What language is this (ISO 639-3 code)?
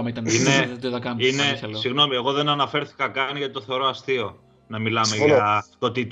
ell